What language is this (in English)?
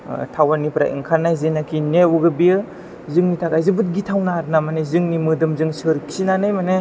Bodo